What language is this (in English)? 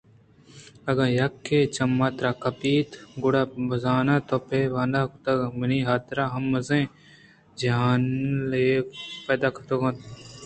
Eastern Balochi